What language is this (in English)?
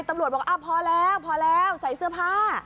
Thai